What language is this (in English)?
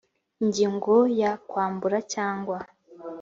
Kinyarwanda